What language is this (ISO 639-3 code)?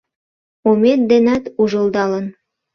chm